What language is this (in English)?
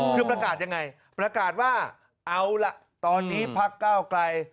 Thai